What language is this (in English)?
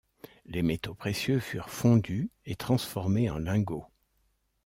French